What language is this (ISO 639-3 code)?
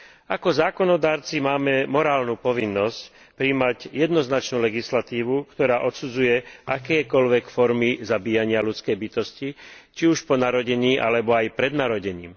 slk